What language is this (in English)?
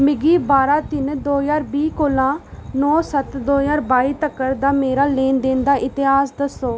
Dogri